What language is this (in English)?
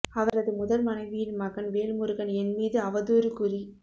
Tamil